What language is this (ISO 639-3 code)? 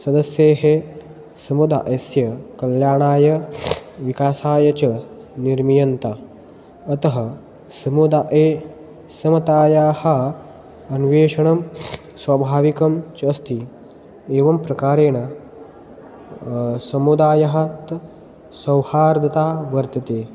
san